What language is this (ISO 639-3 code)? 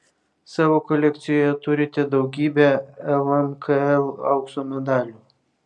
lit